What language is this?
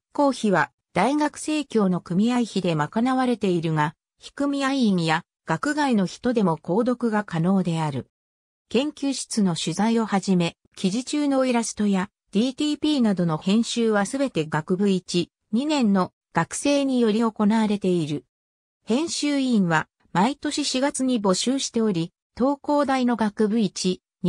Japanese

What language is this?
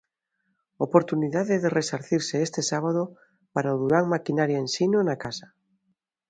Galician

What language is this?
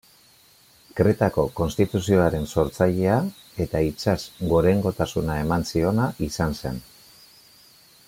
Basque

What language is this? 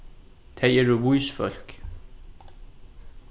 Faroese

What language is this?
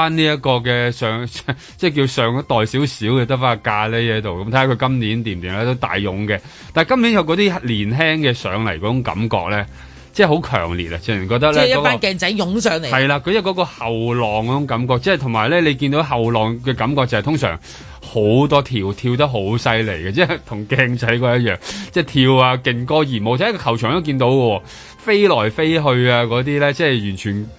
Chinese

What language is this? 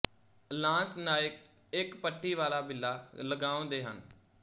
Punjabi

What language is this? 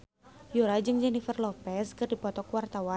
Sundanese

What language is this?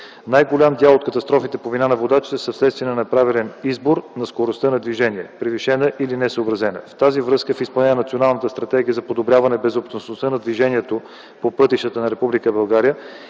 Bulgarian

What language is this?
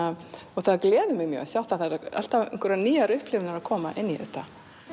Icelandic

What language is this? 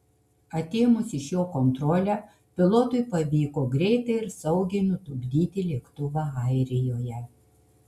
Lithuanian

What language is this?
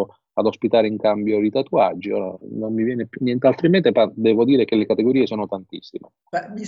Italian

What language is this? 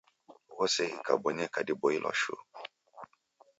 Taita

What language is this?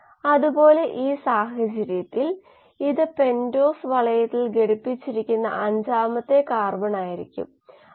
Malayalam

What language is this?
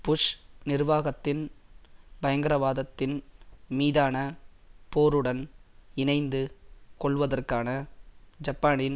Tamil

